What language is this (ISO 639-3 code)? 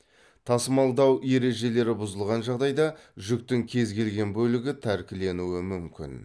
kaz